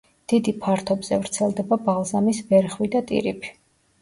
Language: Georgian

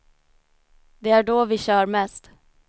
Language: Swedish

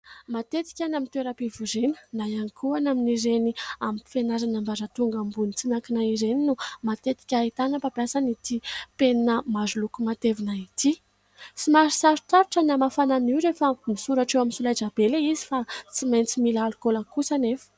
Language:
Malagasy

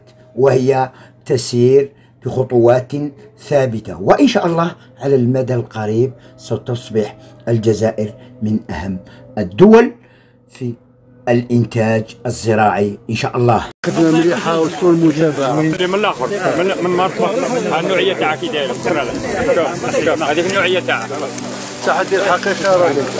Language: Arabic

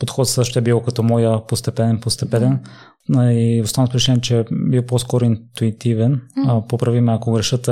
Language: Bulgarian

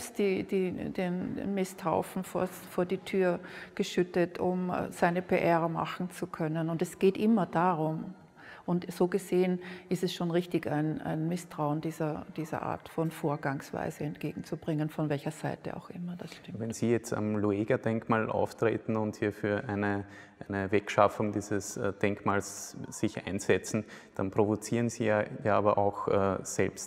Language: German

